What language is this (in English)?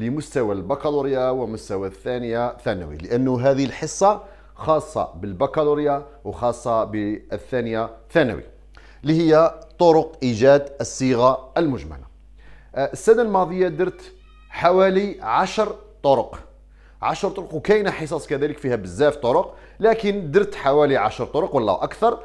Arabic